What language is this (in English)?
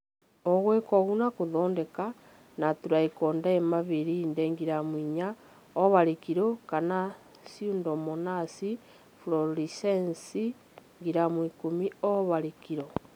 Kikuyu